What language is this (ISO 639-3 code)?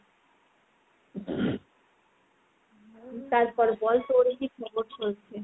ben